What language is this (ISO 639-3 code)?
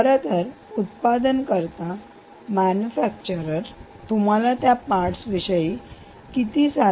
mar